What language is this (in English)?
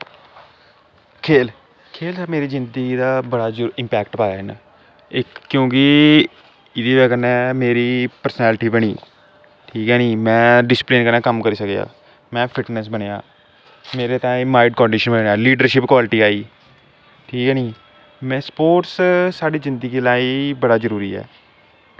Dogri